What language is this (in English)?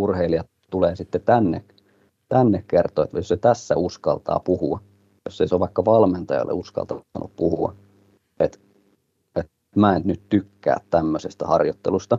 Finnish